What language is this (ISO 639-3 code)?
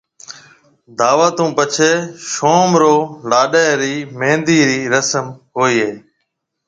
mve